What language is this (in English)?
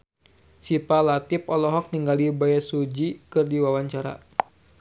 Sundanese